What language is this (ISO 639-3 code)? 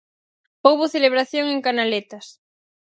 glg